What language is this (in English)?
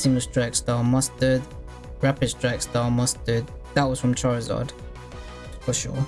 English